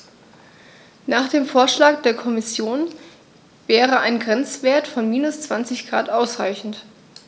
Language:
German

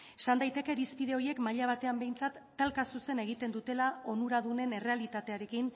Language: Basque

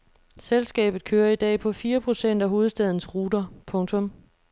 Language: Danish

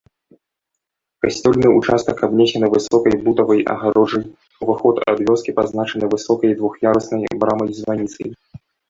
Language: Belarusian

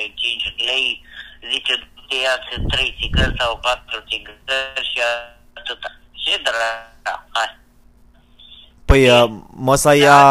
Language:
Romanian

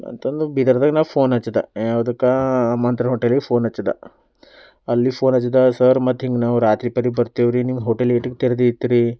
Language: Kannada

